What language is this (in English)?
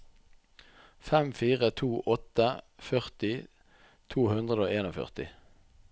Norwegian